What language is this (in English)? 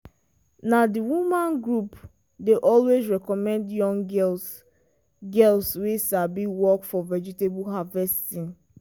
Nigerian Pidgin